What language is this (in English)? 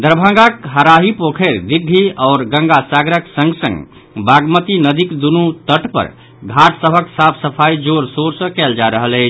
Maithili